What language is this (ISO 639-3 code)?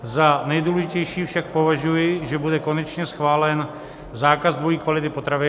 ces